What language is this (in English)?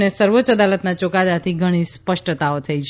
Gujarati